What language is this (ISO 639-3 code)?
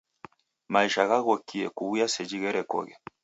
dav